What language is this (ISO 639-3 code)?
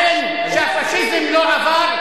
heb